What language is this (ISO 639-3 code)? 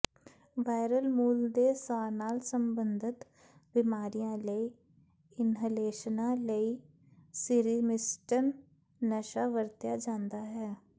pan